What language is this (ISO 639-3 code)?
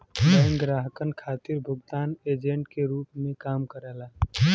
bho